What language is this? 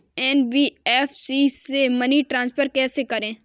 Hindi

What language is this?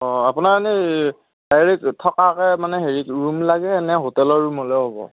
Assamese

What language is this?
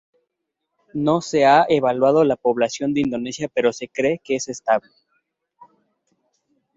Spanish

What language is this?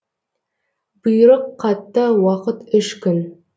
Kazakh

